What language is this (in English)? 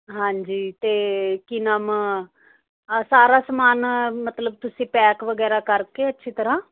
Punjabi